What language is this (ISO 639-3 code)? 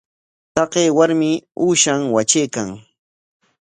qwa